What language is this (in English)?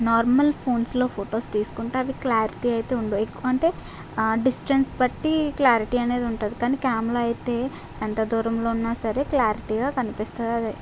Telugu